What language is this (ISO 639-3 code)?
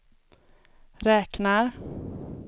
swe